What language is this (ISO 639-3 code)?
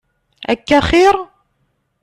kab